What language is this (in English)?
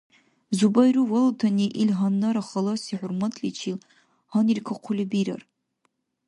Dargwa